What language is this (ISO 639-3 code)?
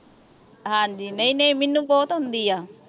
pan